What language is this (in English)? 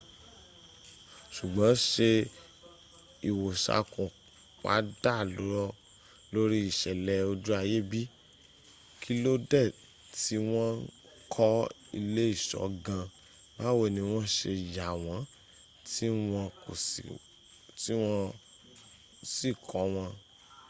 Yoruba